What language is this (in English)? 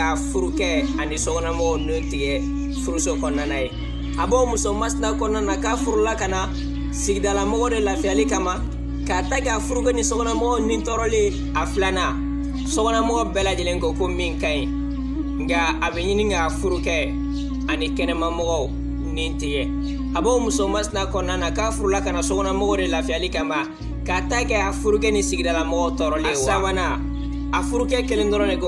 Indonesian